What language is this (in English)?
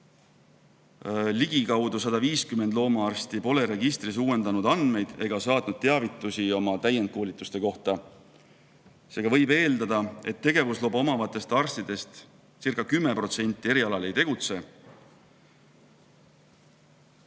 Estonian